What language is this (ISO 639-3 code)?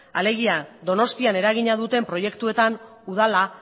eus